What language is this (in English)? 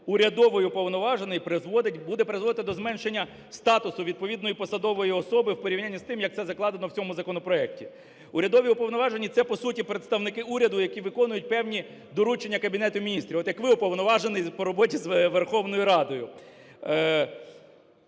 Ukrainian